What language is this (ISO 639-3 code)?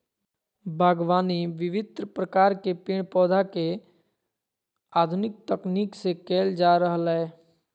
mag